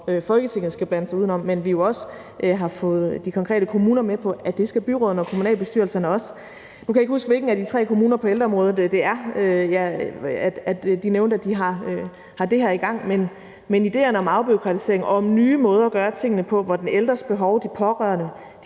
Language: Danish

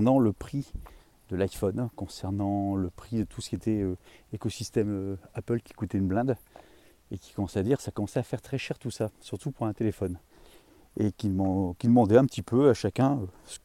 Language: French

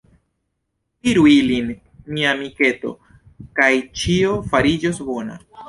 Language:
Esperanto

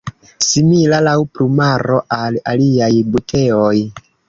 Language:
Esperanto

